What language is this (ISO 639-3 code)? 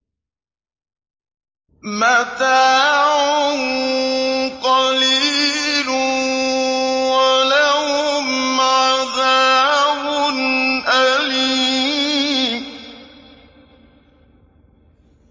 ara